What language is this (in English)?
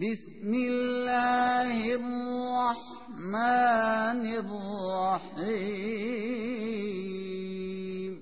Urdu